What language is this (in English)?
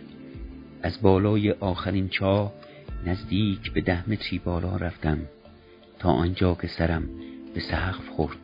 Persian